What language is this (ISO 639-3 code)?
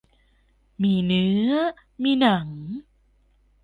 tha